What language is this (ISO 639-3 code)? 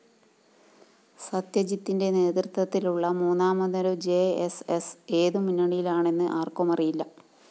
mal